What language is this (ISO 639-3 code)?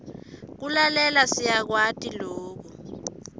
ssw